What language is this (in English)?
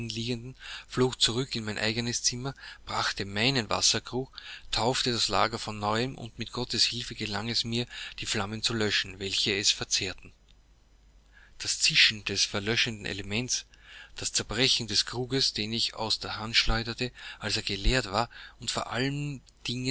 German